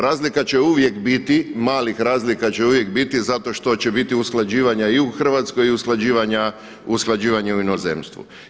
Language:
Croatian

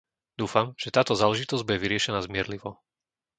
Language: Slovak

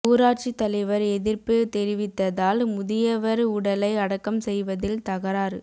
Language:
Tamil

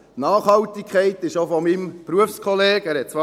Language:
Swiss German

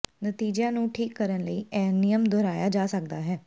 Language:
Punjabi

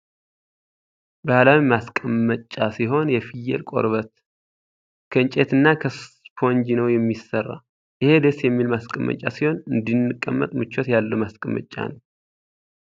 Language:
Tigrinya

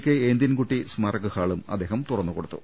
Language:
Malayalam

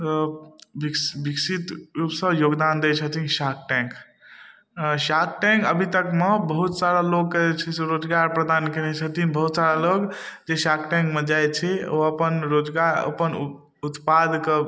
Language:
Maithili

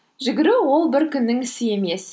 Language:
Kazakh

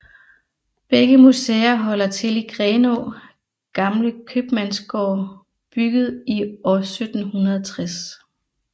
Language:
Danish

